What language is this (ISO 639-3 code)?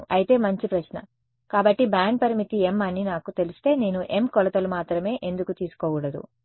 tel